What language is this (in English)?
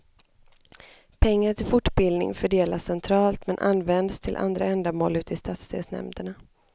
Swedish